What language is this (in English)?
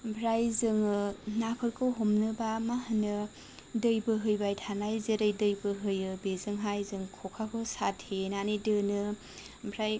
Bodo